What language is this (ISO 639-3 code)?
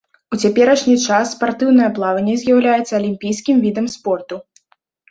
bel